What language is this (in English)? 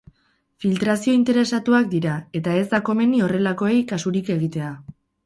Basque